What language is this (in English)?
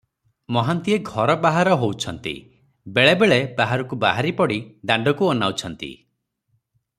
Odia